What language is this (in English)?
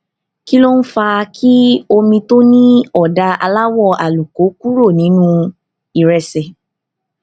Yoruba